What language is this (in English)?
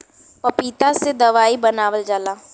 Bhojpuri